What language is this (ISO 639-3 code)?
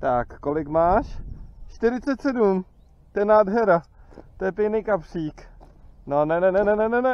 ces